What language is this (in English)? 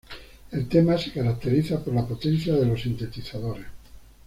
Spanish